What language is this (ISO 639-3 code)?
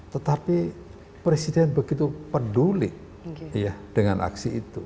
ind